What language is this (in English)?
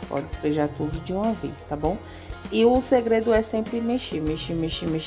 Portuguese